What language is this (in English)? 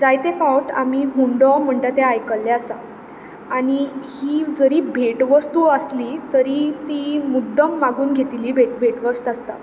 Konkani